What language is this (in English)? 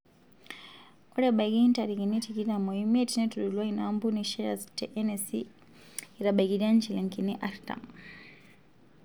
Masai